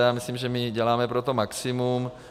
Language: Czech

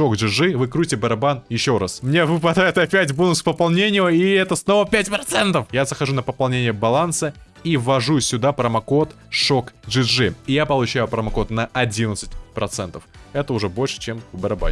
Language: Russian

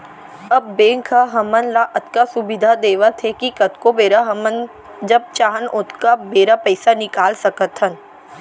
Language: Chhattisgarhi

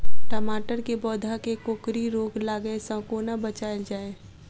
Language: Maithili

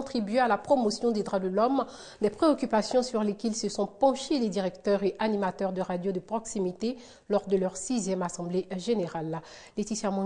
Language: French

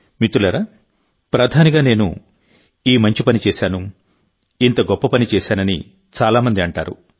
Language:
Telugu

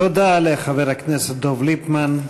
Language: Hebrew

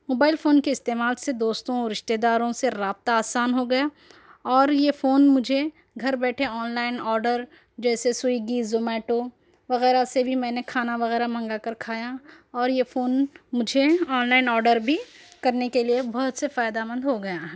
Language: Urdu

